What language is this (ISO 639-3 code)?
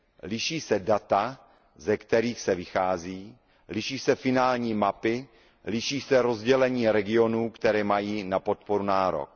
ces